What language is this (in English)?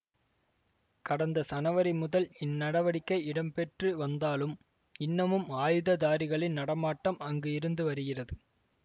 Tamil